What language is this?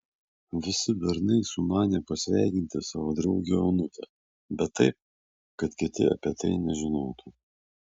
Lithuanian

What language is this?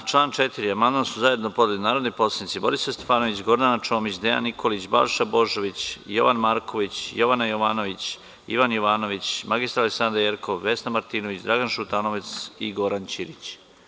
Serbian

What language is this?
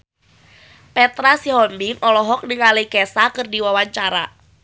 Sundanese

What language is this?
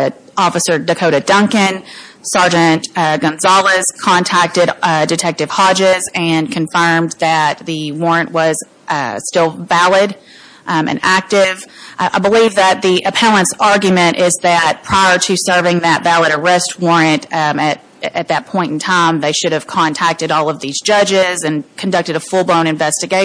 English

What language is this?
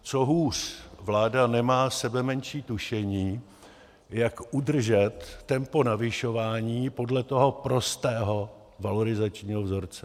Czech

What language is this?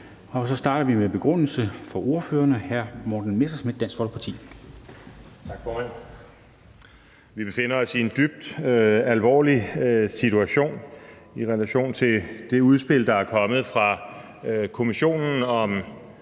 Danish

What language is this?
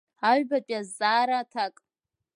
Abkhazian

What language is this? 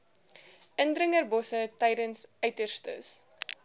Afrikaans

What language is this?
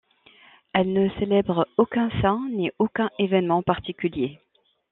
French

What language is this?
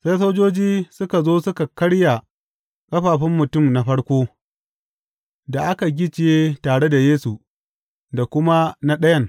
Hausa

